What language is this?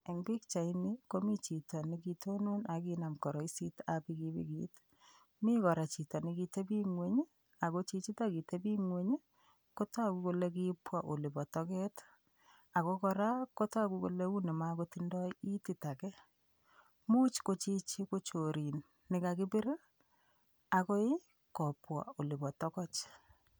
Kalenjin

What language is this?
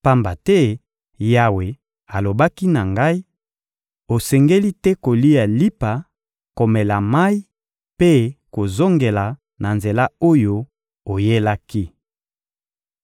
Lingala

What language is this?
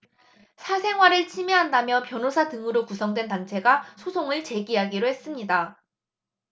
Korean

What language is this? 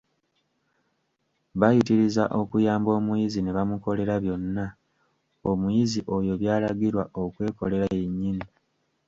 Ganda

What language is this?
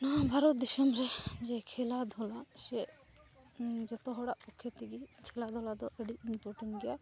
Santali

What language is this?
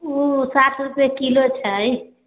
Maithili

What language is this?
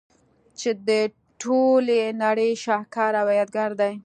Pashto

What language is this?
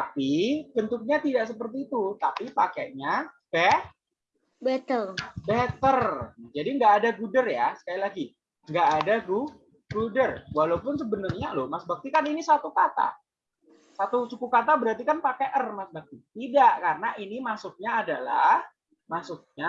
Indonesian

